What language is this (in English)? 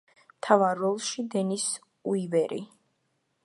Georgian